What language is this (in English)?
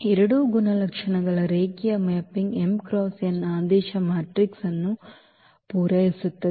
Kannada